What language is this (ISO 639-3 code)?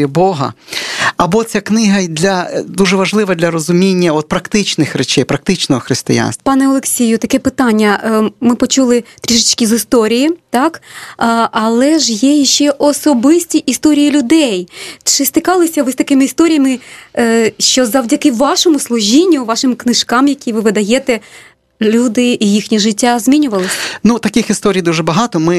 ukr